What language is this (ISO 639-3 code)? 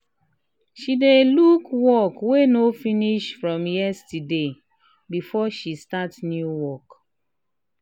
pcm